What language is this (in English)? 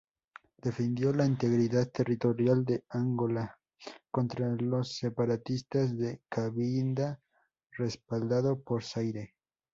Spanish